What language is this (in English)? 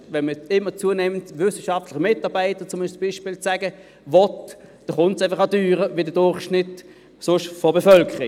Swiss German